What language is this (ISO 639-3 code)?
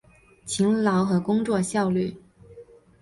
zho